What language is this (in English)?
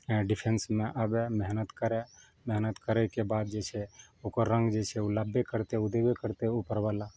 Maithili